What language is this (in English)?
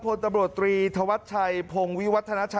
Thai